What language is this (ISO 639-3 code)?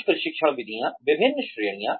hin